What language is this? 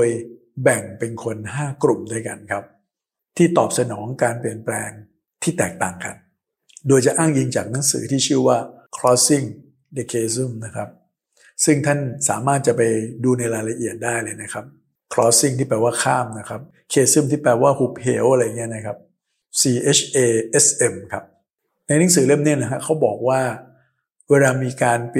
Thai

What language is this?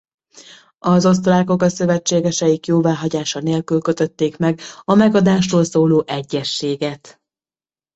Hungarian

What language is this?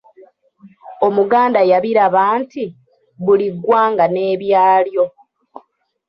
Ganda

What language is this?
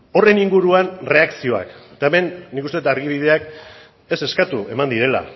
Basque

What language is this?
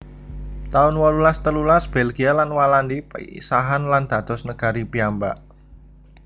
Javanese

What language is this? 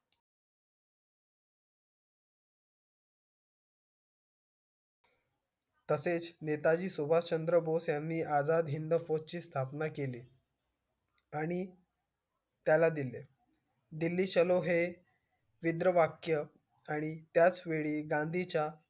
Marathi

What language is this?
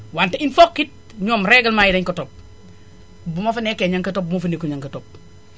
Wolof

